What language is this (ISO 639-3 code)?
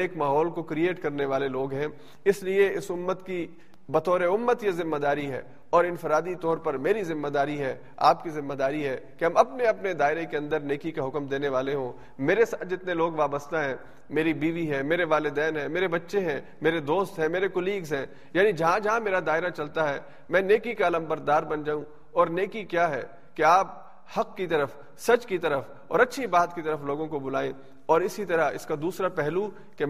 urd